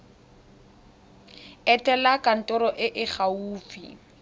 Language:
Tswana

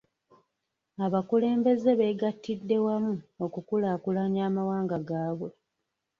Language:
Ganda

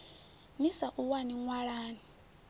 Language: Venda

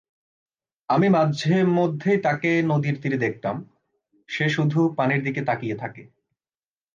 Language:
Bangla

